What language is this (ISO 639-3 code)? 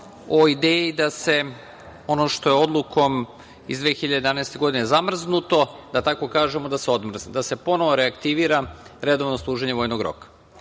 srp